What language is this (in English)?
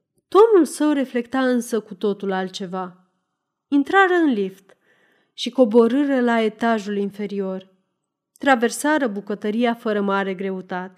Romanian